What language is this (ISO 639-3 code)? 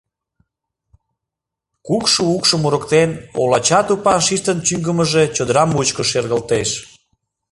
chm